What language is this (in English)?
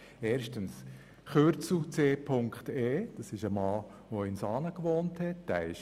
Swiss German